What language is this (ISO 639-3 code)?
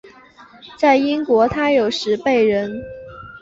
zho